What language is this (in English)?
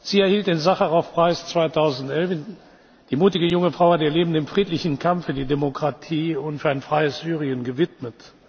German